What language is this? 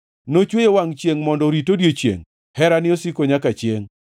Luo (Kenya and Tanzania)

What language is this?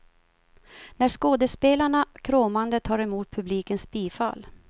Swedish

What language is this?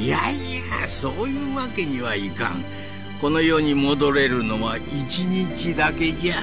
Japanese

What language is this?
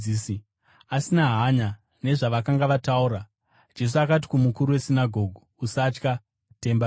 Shona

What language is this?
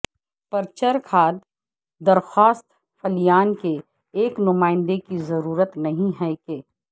Urdu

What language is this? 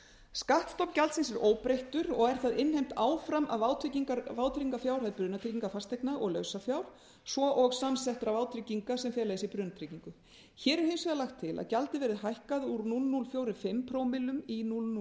Icelandic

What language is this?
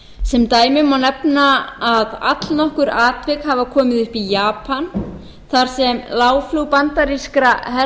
Icelandic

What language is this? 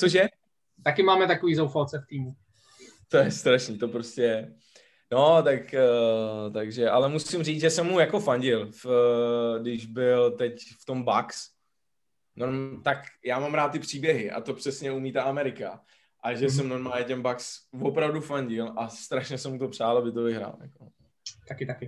Czech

